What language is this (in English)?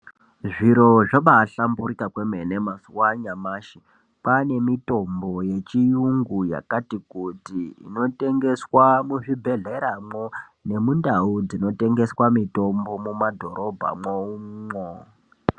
Ndau